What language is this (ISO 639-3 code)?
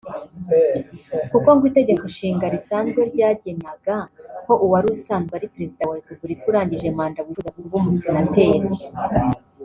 kin